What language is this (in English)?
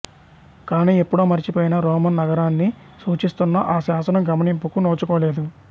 Telugu